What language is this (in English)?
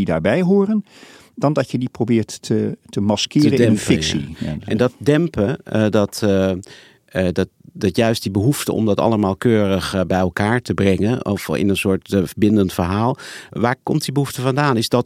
Dutch